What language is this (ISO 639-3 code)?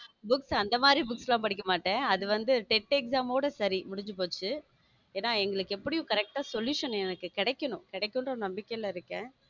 tam